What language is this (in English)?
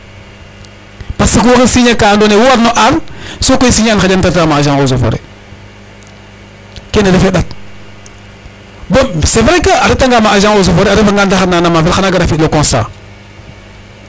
Serer